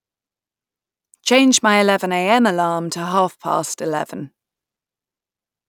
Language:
English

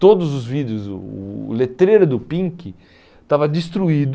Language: Portuguese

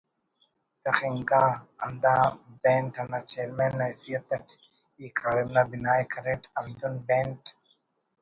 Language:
Brahui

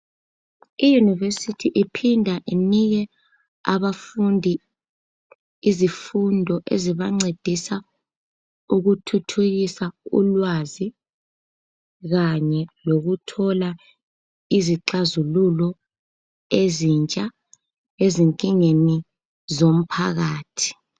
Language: North Ndebele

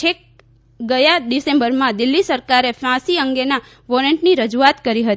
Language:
Gujarati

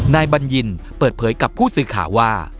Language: Thai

